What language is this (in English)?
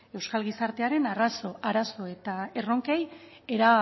Basque